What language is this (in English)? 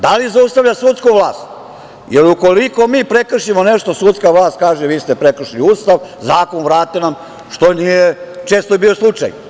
Serbian